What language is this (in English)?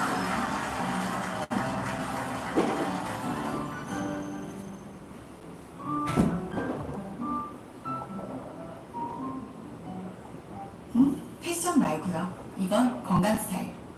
Korean